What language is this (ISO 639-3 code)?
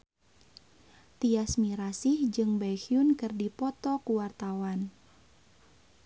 sun